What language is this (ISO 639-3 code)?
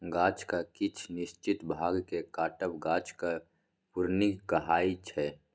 mai